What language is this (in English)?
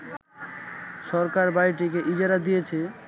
Bangla